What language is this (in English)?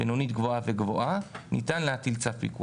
Hebrew